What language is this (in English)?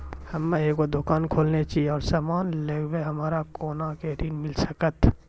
Maithili